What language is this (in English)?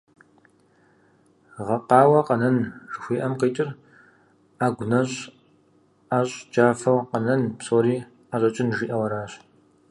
Kabardian